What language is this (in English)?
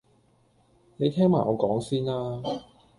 Cantonese